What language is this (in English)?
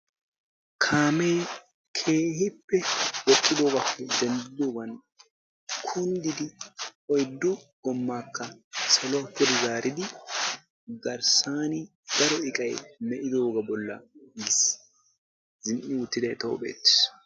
Wolaytta